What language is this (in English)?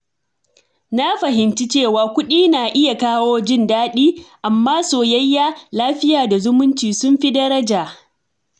Hausa